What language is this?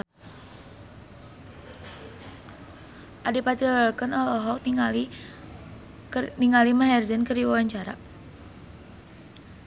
Sundanese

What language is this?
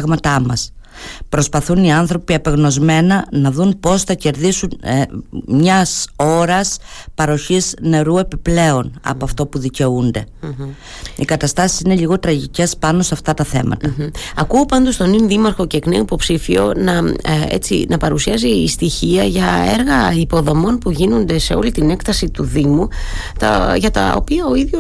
Greek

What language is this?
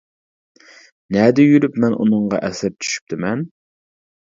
Uyghur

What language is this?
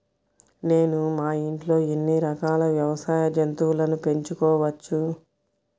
Telugu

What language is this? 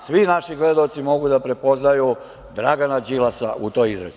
Serbian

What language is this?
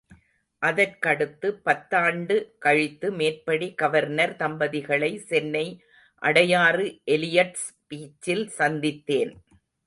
Tamil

